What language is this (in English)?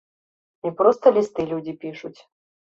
Belarusian